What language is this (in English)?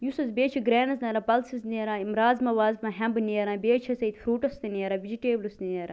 Kashmiri